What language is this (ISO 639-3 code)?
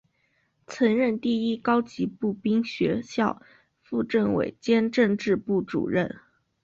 zho